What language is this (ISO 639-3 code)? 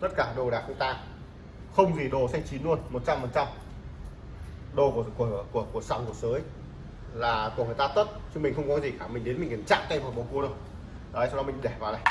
vie